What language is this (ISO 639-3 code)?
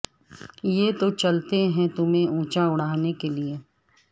urd